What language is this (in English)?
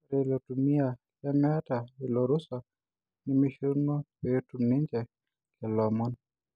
Masai